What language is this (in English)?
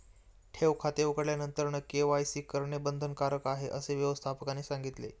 Marathi